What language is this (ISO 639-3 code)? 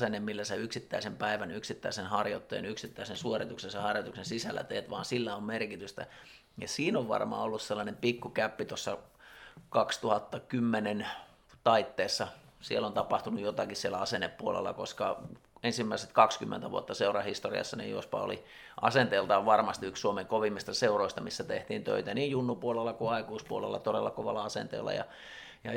fin